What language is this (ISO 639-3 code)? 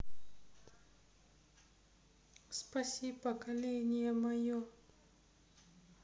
rus